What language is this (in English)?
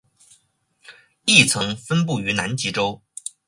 Chinese